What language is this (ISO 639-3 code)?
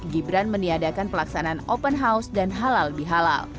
ind